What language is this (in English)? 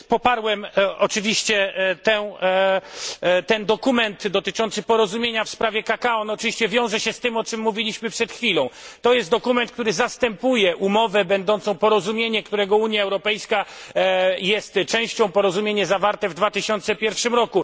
Polish